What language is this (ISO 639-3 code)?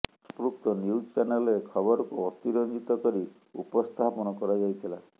ori